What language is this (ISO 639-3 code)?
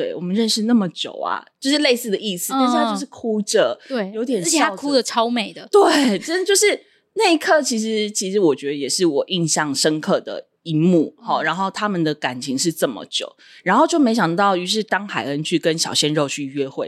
zho